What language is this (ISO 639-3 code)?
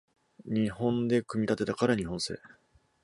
jpn